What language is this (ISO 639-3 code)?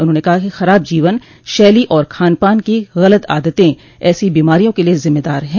hin